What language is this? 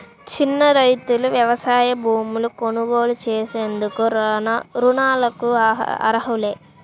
Telugu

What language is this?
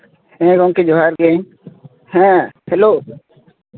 Santali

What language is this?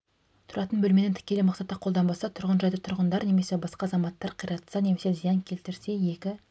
Kazakh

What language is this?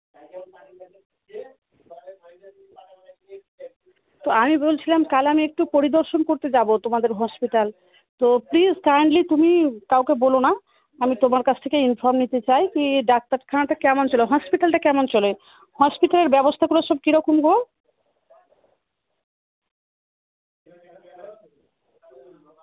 Bangla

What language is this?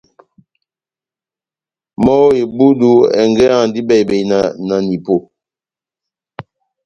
Batanga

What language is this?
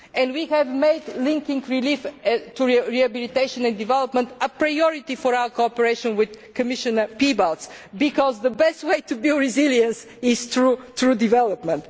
English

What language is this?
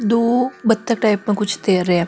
Marwari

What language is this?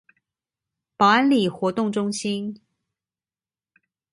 Chinese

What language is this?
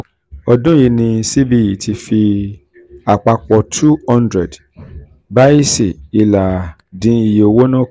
Yoruba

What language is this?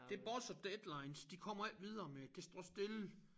Danish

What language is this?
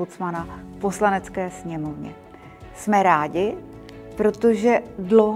Czech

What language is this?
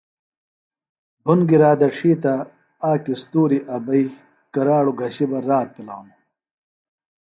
Phalura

